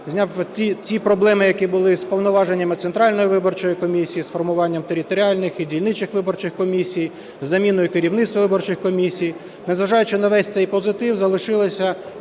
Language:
Ukrainian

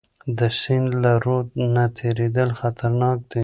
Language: Pashto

